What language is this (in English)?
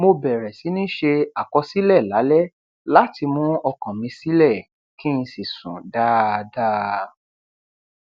Yoruba